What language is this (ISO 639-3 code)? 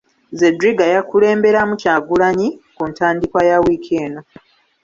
lug